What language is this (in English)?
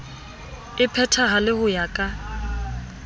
Southern Sotho